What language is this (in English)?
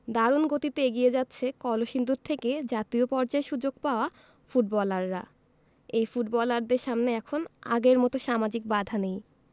Bangla